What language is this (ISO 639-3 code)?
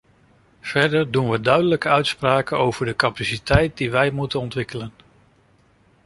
nld